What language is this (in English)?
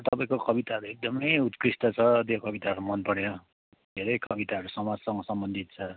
Nepali